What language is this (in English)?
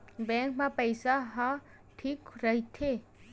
Chhattisgarhi